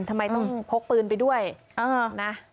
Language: Thai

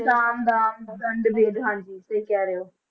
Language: Punjabi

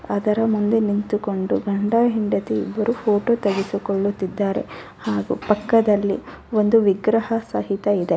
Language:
Kannada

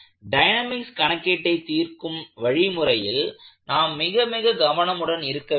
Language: Tamil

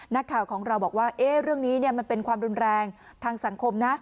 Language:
Thai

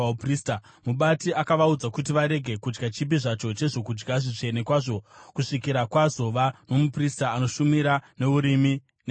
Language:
Shona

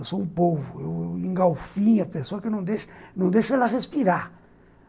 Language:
Portuguese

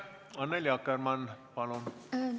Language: Estonian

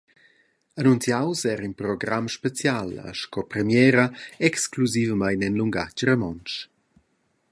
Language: Romansh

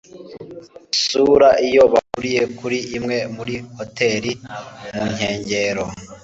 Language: Kinyarwanda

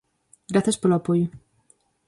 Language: Galician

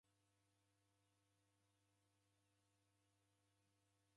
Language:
Taita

